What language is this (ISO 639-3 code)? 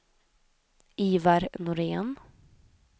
swe